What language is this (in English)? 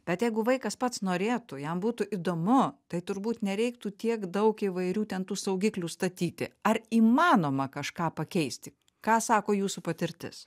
Lithuanian